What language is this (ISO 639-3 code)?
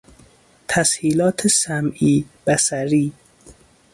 fas